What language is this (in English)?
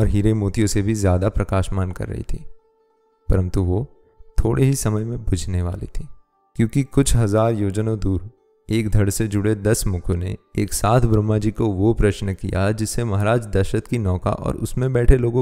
Hindi